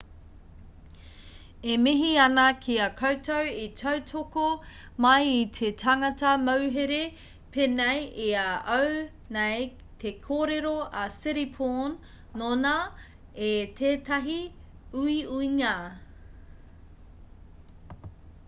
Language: Māori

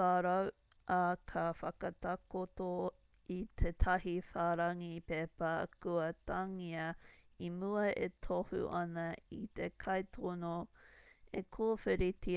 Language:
Māori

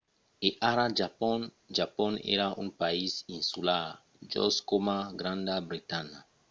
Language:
Occitan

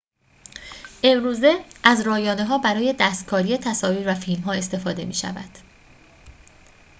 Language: Persian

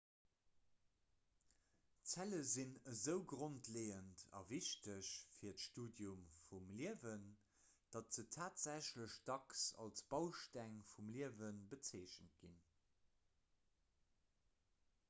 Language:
Luxembourgish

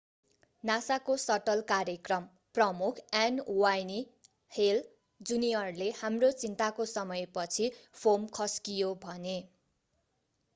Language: Nepali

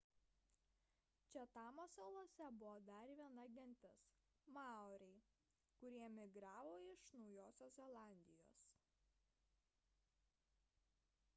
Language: Lithuanian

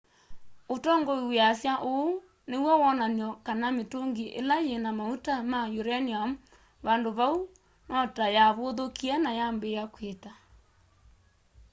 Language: Kamba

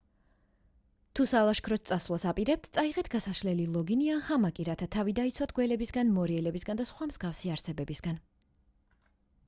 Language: Georgian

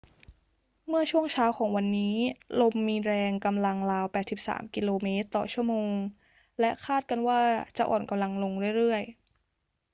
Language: Thai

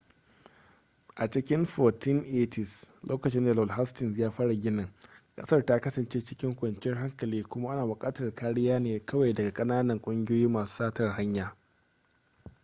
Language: Hausa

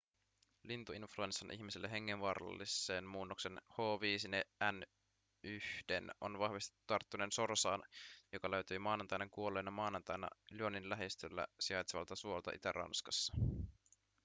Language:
Finnish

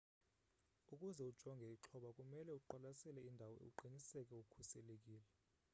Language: Xhosa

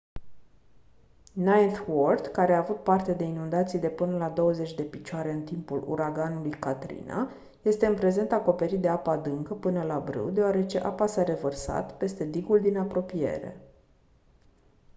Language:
Romanian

